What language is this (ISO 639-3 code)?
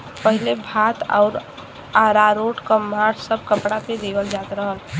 bho